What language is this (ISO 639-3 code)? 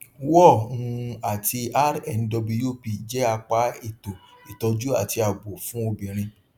yor